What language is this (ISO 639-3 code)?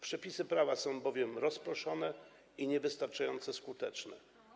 pol